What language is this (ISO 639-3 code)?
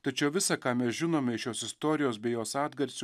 lit